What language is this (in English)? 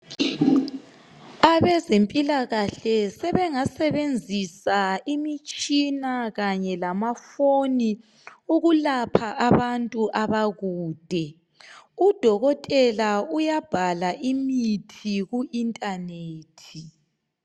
North Ndebele